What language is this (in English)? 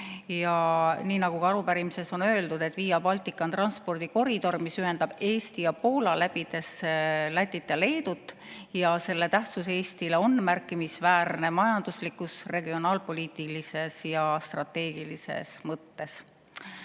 Estonian